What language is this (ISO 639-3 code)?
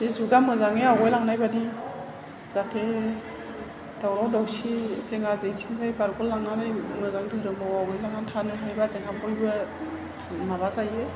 brx